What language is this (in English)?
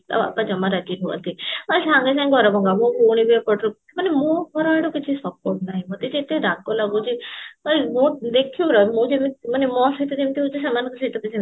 Odia